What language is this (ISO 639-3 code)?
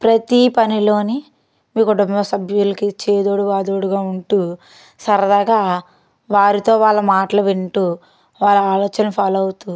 tel